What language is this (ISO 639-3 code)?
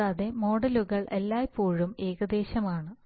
mal